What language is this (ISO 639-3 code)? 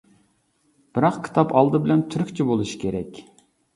uig